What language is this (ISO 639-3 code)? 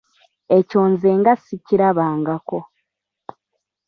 lug